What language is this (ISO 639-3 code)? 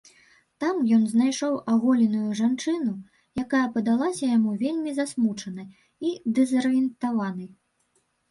bel